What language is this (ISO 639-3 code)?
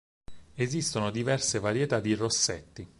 ita